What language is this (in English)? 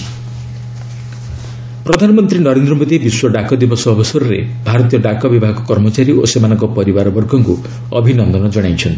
Odia